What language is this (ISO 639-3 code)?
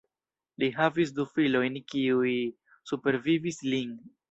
epo